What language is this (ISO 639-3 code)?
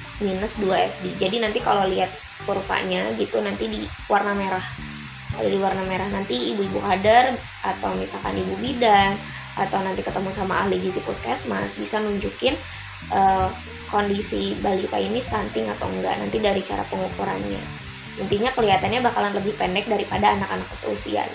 ind